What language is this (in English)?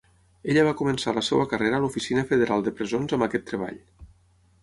Catalan